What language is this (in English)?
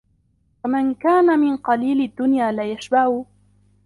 Arabic